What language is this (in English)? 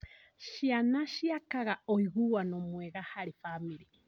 Kikuyu